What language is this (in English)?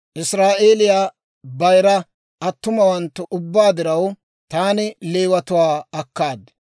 Dawro